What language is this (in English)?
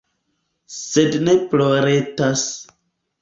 Esperanto